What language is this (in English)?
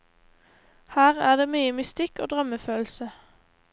Norwegian